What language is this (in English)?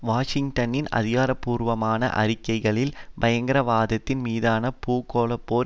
Tamil